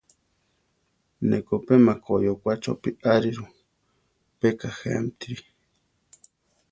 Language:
Central Tarahumara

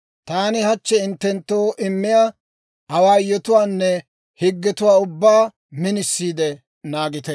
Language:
Dawro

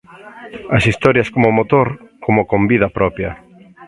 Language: Galician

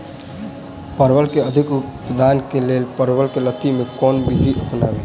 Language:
Maithili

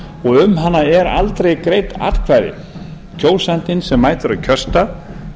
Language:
Icelandic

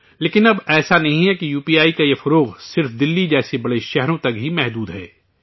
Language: Urdu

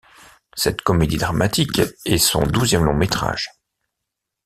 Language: French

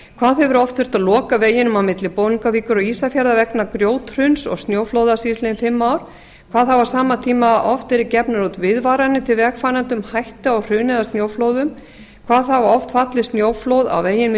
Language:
Icelandic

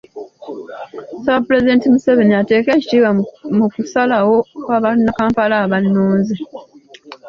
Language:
Ganda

